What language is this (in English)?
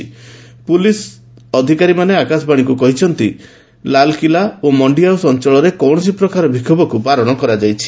Odia